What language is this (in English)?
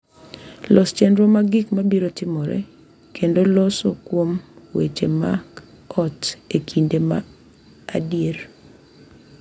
Luo (Kenya and Tanzania)